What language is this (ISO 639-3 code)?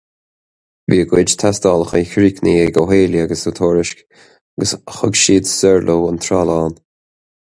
gle